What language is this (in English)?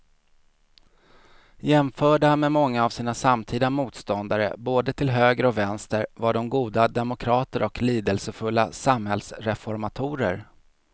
Swedish